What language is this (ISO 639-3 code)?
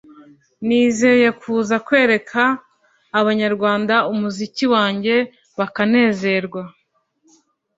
kin